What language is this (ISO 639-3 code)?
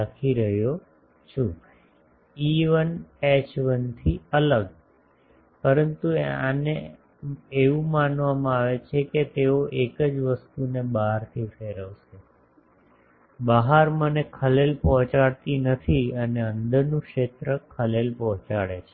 guj